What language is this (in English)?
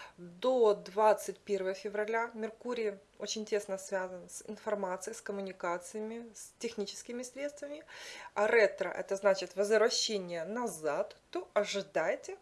Russian